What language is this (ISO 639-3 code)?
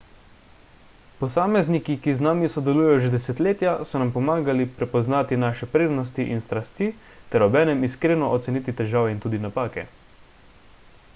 slv